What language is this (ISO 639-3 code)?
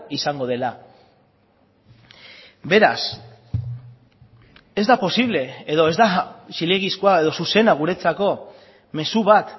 eus